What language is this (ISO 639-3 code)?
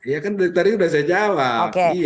ind